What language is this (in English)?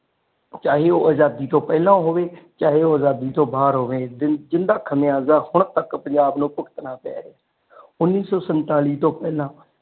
Punjabi